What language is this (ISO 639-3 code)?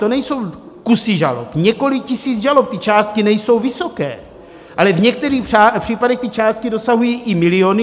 ces